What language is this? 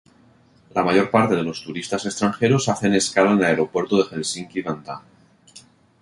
Spanish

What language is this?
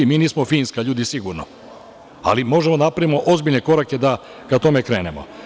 Serbian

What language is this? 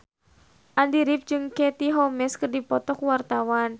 Sundanese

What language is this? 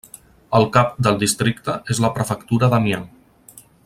Catalan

